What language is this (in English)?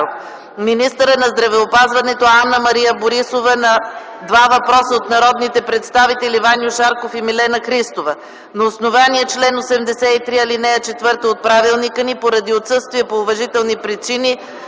Bulgarian